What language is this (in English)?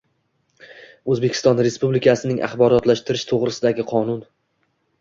Uzbek